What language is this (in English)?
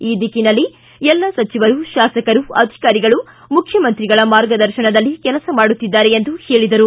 Kannada